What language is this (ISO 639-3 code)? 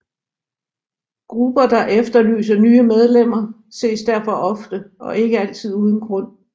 dan